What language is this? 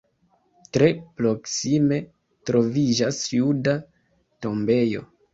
Esperanto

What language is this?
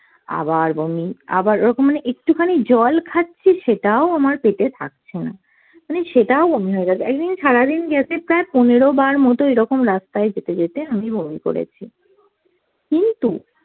Bangla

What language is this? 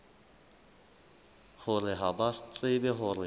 Southern Sotho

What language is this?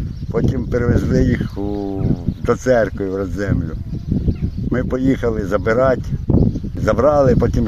Ukrainian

